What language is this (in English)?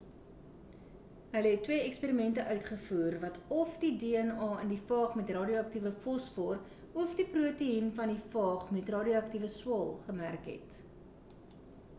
Afrikaans